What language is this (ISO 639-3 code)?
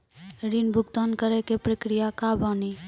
mai